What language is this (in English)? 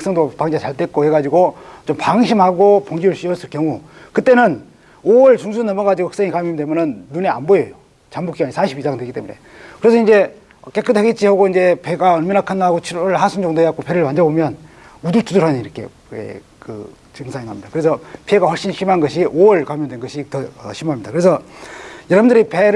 Korean